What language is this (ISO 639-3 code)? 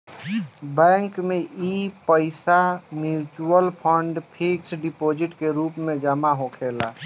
bho